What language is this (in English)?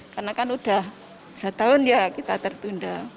Indonesian